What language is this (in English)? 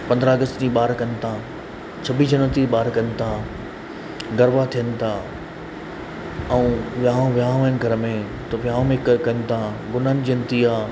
Sindhi